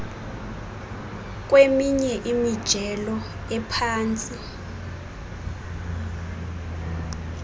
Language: Xhosa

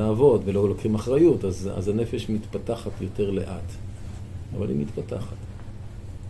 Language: Hebrew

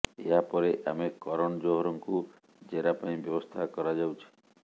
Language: Odia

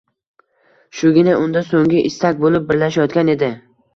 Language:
Uzbek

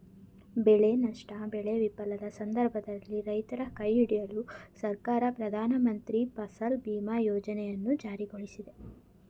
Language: Kannada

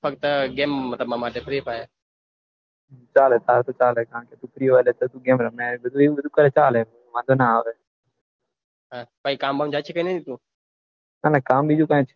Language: Gujarati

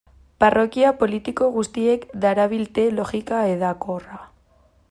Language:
Basque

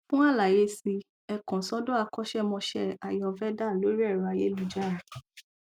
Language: Yoruba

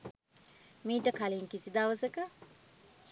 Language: Sinhala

